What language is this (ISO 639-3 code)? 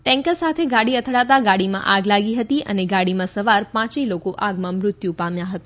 guj